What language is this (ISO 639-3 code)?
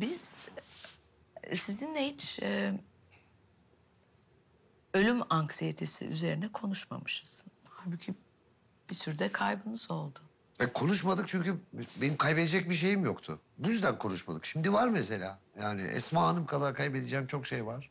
tur